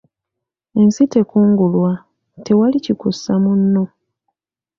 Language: Ganda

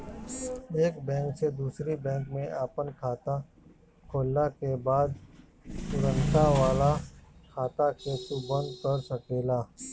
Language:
Bhojpuri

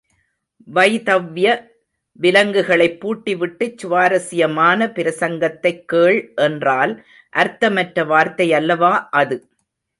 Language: Tamil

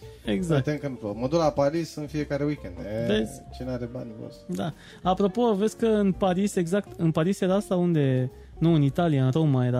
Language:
Romanian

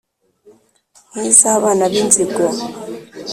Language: Kinyarwanda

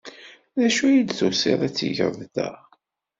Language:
Kabyle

